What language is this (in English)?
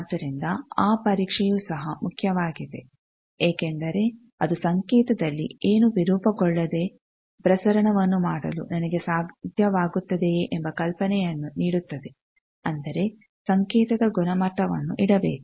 Kannada